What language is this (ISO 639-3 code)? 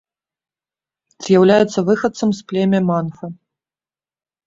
bel